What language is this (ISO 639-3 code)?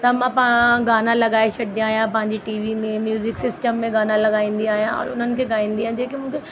snd